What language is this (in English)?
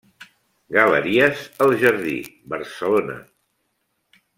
Catalan